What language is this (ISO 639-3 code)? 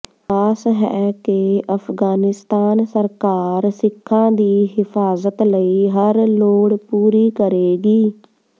pan